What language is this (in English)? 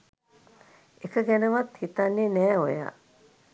Sinhala